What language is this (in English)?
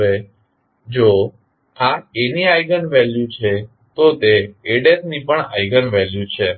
Gujarati